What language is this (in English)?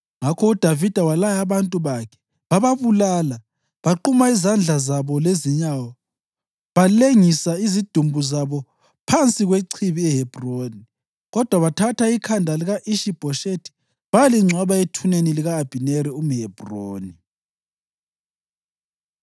North Ndebele